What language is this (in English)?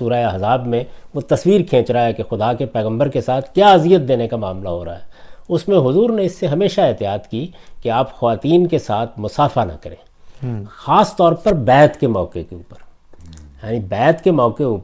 Urdu